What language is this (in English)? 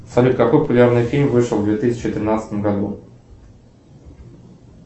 Russian